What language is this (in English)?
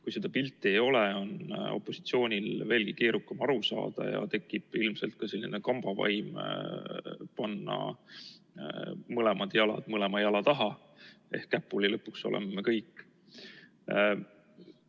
Estonian